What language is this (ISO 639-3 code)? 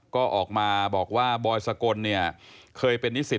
tha